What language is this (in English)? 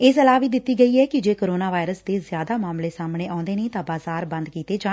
Punjabi